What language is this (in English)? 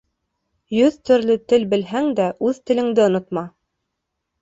Bashkir